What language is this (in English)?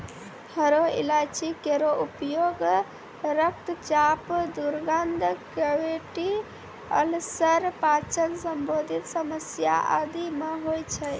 Maithili